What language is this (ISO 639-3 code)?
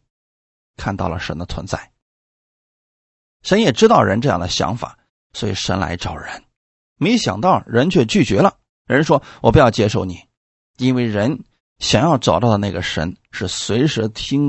zho